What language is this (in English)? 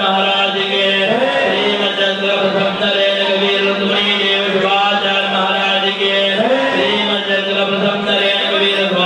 Kannada